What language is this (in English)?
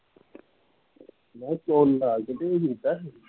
Punjabi